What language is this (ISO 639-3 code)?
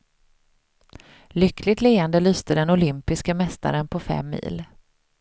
swe